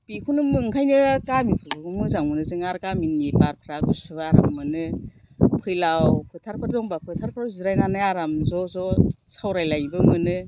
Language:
Bodo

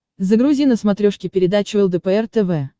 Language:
Russian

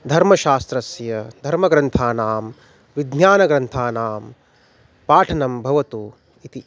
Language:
Sanskrit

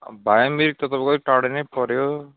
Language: Nepali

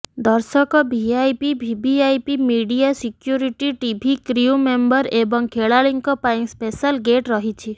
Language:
Odia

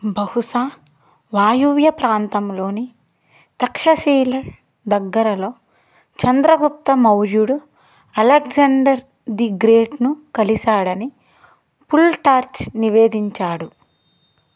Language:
Telugu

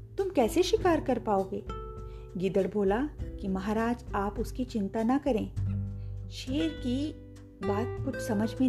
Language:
Hindi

